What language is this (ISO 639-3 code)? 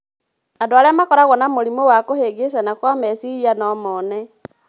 kik